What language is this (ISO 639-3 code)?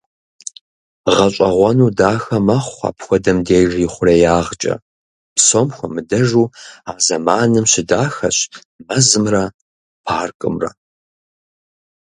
kbd